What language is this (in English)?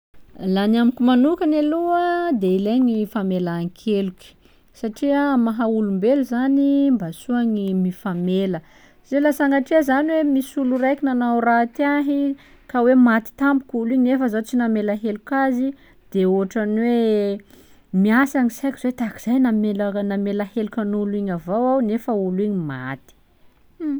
Sakalava Malagasy